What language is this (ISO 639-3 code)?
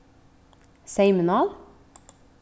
fao